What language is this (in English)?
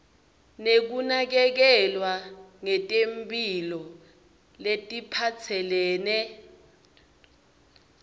Swati